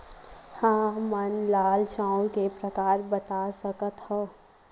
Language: Chhattisgarhi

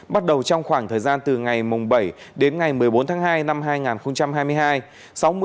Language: Vietnamese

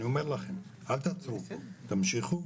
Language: Hebrew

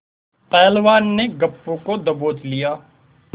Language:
Hindi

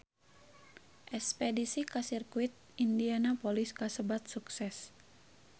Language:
Sundanese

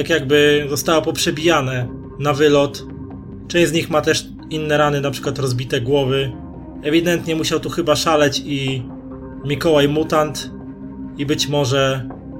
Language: Polish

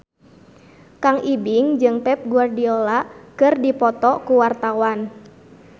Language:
Sundanese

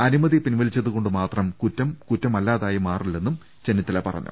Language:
Malayalam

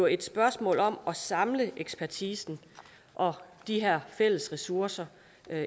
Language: Danish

